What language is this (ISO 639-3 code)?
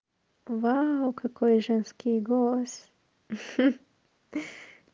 rus